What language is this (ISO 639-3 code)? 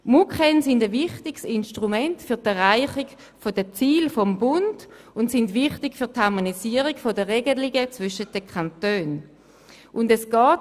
gsw